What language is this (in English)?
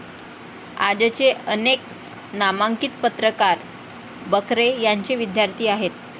Marathi